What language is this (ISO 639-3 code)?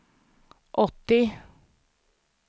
swe